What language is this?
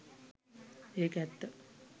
Sinhala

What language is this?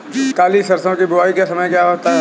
Hindi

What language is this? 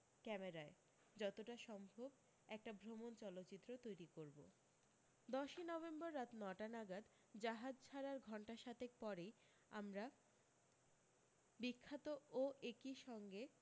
Bangla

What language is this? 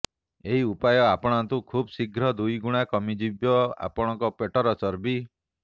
Odia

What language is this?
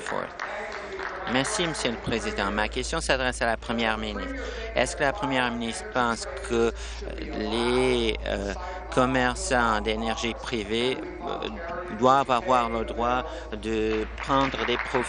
French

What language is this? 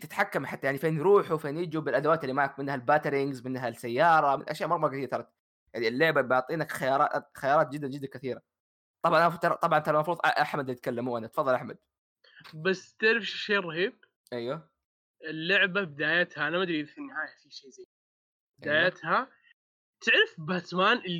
Arabic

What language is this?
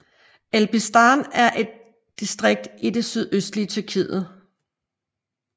Danish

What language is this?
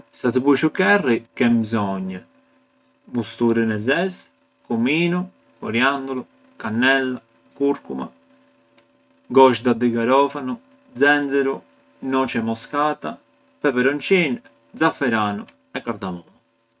Arbëreshë Albanian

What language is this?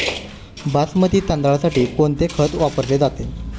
Marathi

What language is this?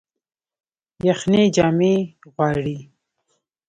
Pashto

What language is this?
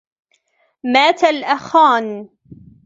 Arabic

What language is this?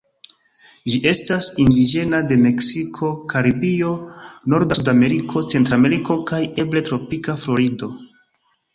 Esperanto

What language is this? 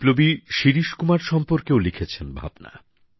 Bangla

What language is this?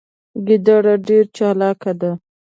Pashto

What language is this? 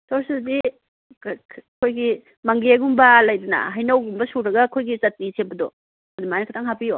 Manipuri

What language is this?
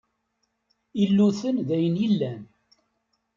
Kabyle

